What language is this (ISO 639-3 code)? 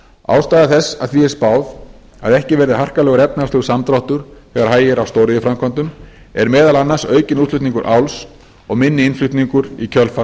isl